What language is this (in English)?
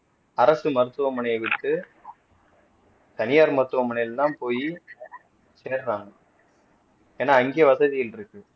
Tamil